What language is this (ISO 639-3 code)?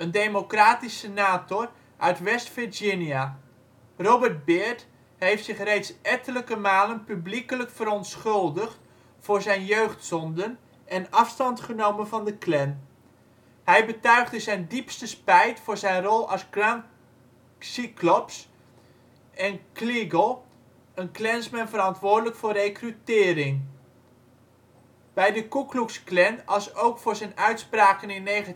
nld